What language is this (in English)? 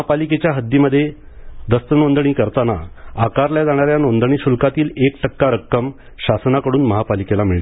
Marathi